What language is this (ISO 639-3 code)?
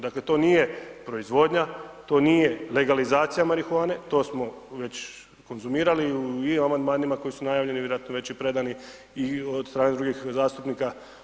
hrv